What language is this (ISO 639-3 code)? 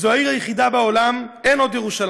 heb